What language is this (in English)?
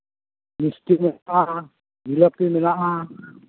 Santali